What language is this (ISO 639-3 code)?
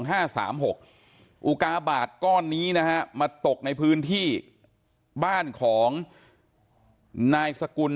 tha